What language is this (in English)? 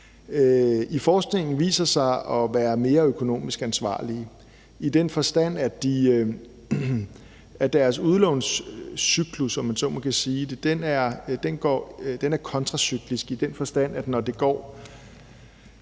Danish